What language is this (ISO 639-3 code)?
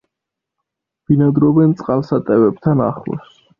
kat